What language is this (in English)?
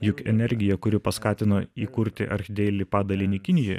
Lithuanian